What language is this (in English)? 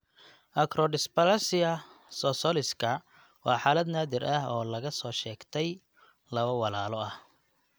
Somali